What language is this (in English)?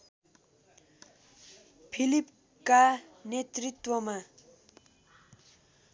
Nepali